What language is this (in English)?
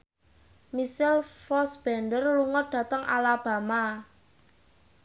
Javanese